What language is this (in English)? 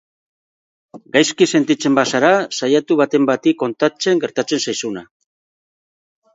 Basque